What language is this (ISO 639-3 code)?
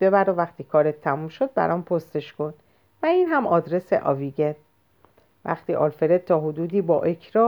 fas